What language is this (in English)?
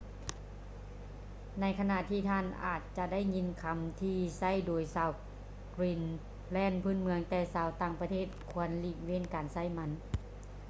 Lao